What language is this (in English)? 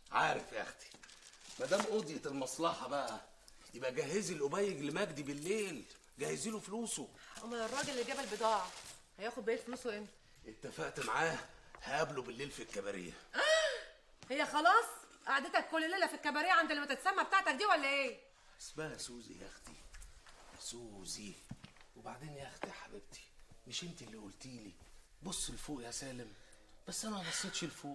Arabic